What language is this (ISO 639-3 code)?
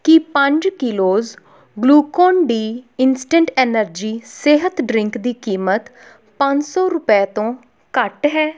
pan